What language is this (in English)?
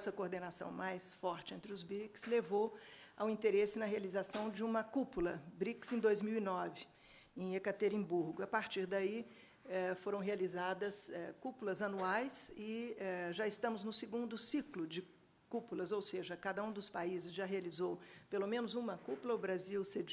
Portuguese